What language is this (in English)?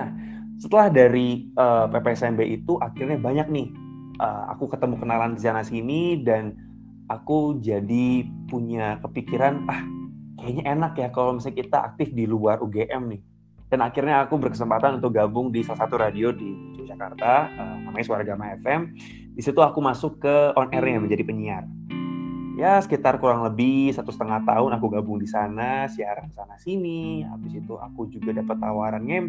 Indonesian